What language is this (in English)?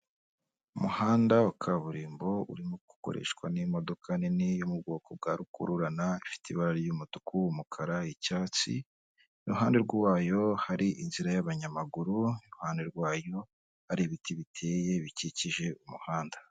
Kinyarwanda